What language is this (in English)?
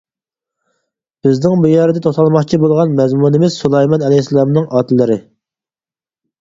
Uyghur